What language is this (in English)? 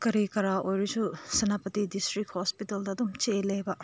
Manipuri